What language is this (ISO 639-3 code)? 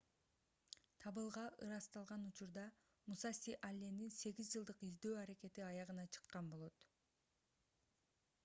kir